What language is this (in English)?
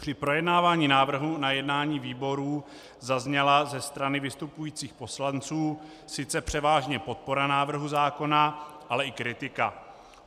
Czech